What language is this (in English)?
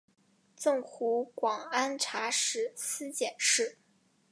Chinese